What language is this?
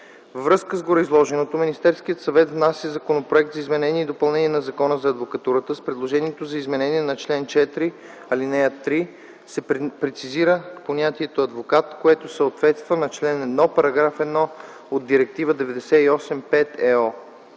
Bulgarian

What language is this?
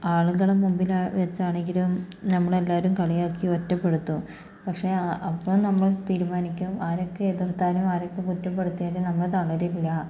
Malayalam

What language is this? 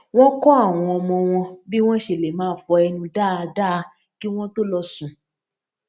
Yoruba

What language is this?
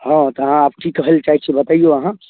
Maithili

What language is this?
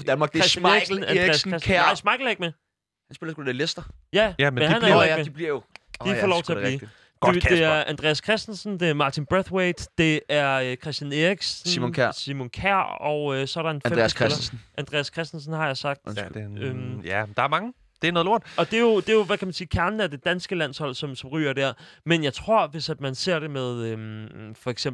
Danish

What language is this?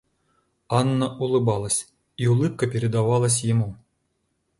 Russian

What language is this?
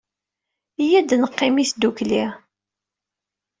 Kabyle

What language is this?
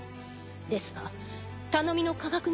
Japanese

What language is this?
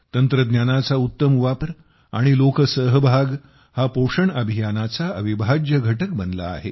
Marathi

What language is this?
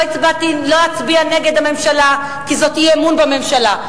Hebrew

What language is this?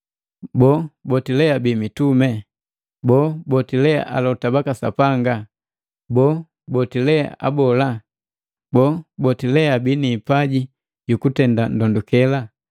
Matengo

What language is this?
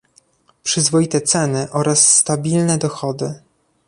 Polish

